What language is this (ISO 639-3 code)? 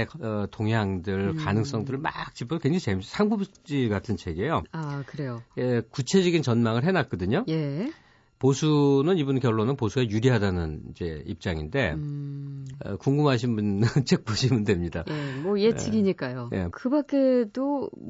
kor